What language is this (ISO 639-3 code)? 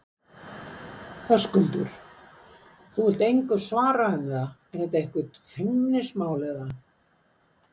isl